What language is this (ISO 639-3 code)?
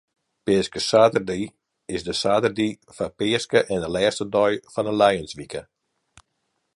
fry